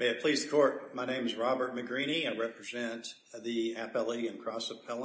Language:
English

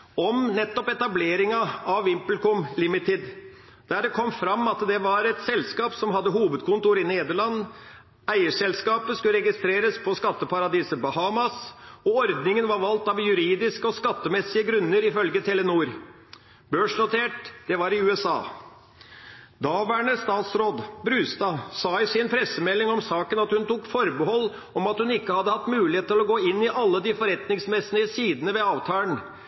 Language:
Norwegian Bokmål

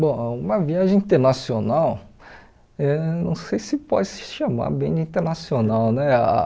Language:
Portuguese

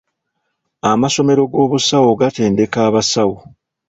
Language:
Ganda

